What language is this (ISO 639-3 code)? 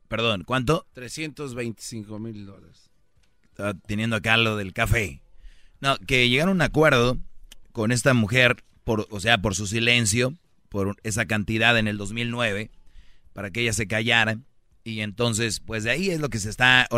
spa